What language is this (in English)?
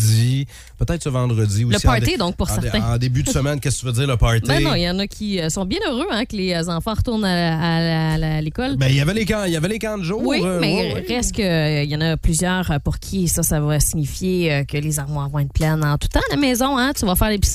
French